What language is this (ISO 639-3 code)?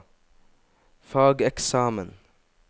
nor